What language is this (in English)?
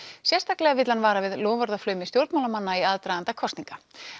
Icelandic